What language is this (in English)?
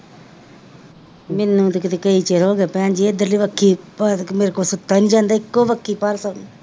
Punjabi